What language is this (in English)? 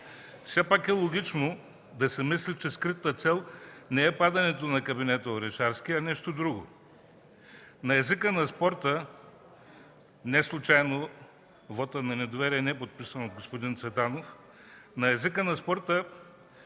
Bulgarian